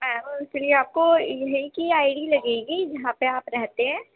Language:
Urdu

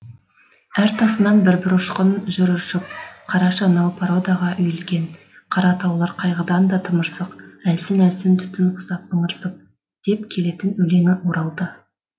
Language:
Kazakh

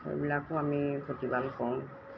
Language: Assamese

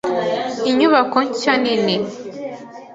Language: Kinyarwanda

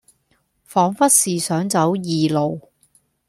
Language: Cantonese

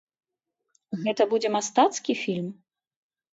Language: Belarusian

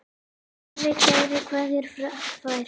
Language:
Icelandic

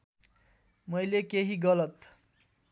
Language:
Nepali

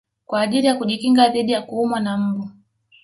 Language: Swahili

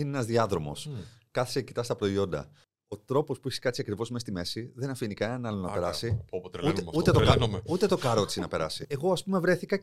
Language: Greek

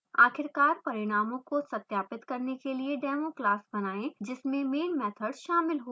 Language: Hindi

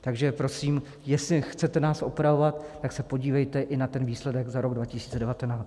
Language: Czech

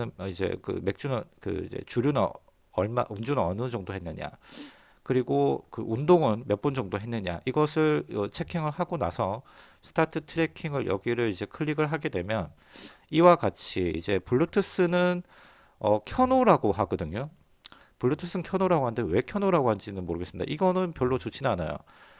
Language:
Korean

